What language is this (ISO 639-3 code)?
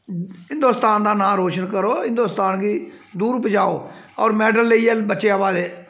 doi